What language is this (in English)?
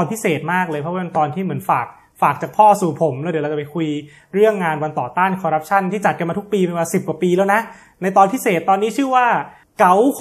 Thai